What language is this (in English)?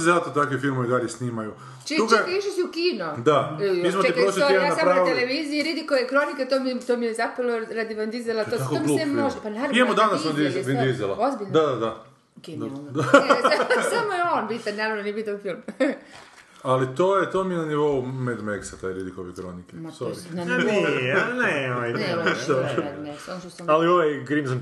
Croatian